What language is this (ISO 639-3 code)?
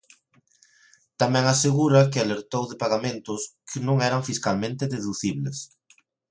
glg